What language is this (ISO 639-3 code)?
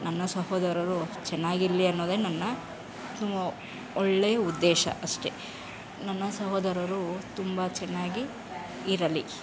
kan